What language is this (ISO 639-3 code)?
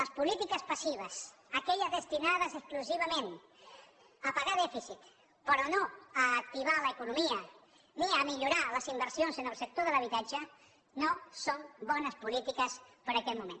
cat